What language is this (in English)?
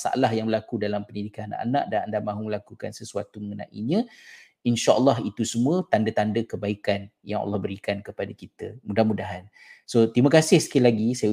Malay